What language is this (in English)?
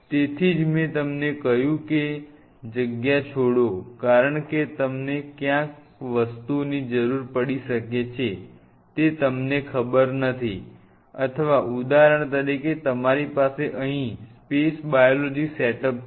Gujarati